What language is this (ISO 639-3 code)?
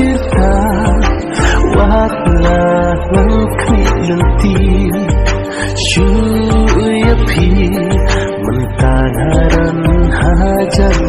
tha